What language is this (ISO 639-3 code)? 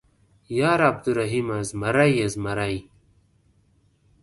pus